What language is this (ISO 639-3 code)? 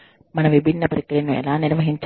tel